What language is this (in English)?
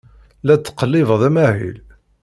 Kabyle